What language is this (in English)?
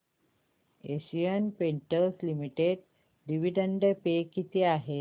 Marathi